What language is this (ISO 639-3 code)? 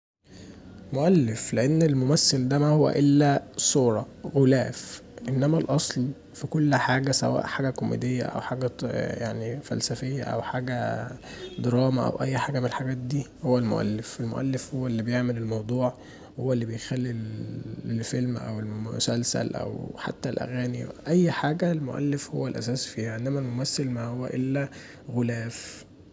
arz